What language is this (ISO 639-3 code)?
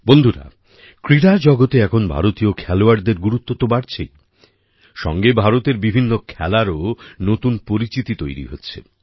ben